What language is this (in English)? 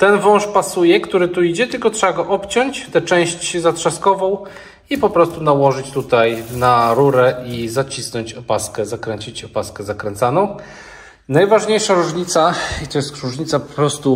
Polish